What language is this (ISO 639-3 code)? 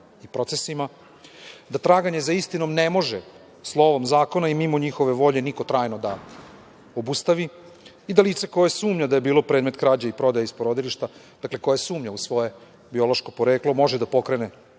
srp